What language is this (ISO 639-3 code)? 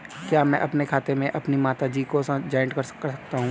hin